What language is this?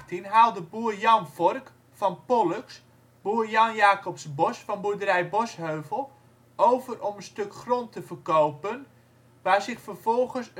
Dutch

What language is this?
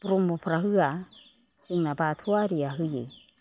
Bodo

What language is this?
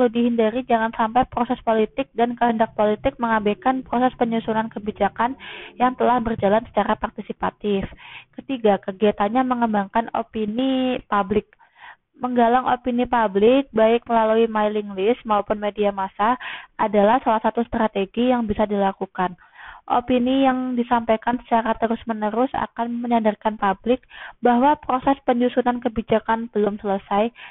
Indonesian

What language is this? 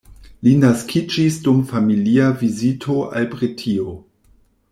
Esperanto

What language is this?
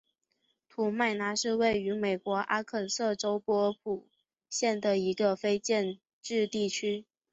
Chinese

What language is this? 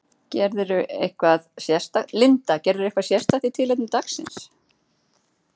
Icelandic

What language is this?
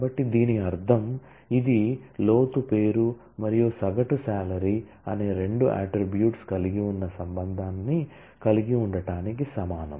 Telugu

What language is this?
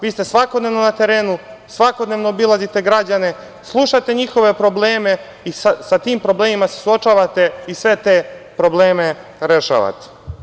Serbian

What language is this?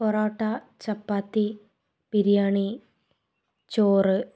Malayalam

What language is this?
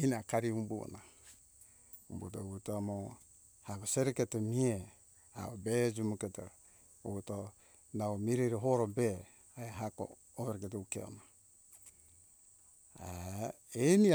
Hunjara-Kaina Ke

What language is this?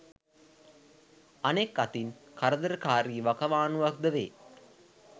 Sinhala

